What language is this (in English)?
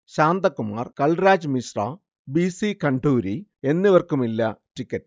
Malayalam